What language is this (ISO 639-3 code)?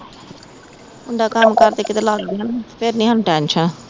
pan